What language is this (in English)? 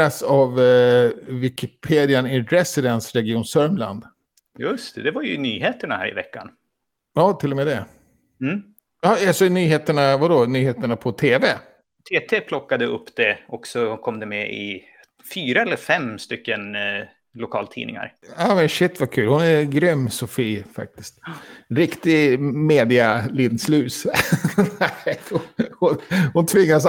Swedish